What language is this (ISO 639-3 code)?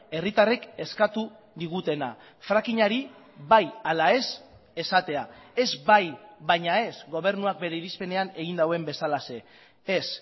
eus